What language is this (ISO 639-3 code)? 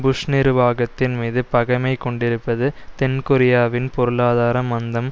tam